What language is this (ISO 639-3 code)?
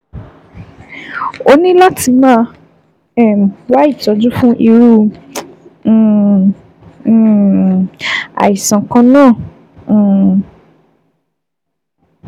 yor